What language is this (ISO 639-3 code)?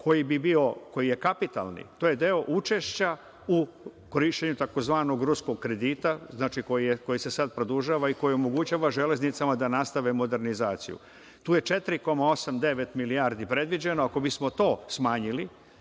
srp